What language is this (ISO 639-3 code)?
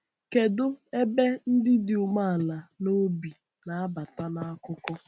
ibo